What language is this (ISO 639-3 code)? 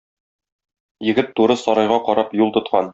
tat